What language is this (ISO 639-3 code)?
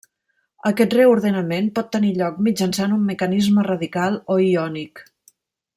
cat